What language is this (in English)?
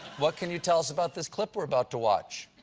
English